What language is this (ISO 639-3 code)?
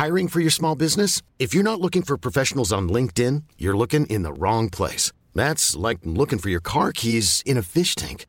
dan